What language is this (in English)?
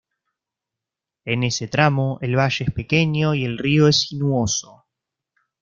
Spanish